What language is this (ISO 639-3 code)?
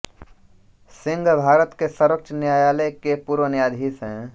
hin